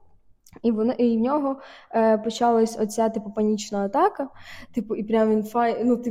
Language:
Ukrainian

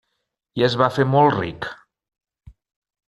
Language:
Catalan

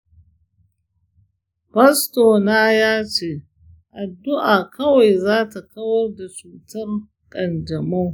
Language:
Hausa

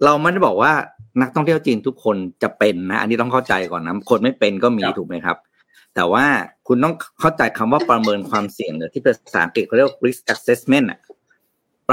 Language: Thai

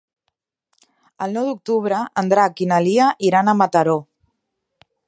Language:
Catalan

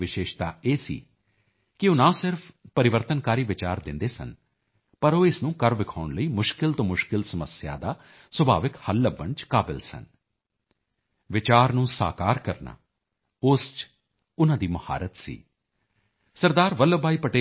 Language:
Punjabi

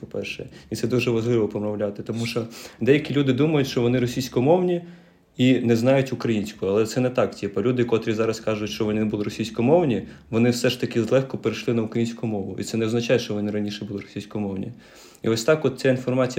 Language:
Ukrainian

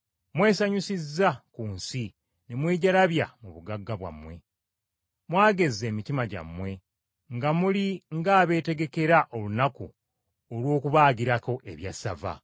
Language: Ganda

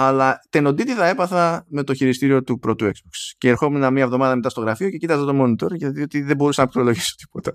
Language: Greek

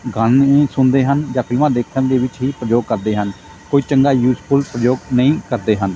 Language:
Punjabi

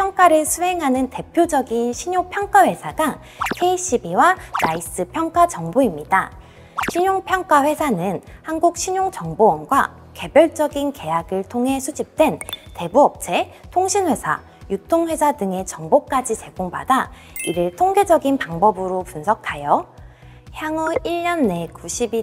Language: Korean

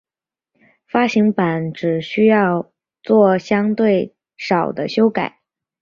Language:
Chinese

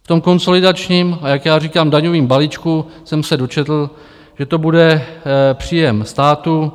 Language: Czech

